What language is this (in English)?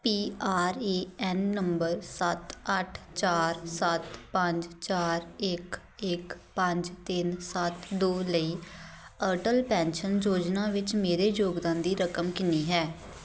Punjabi